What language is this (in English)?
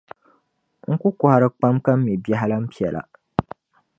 Dagbani